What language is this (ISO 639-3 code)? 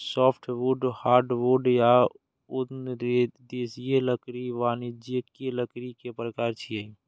mai